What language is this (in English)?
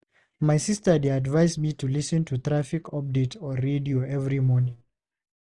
Nigerian Pidgin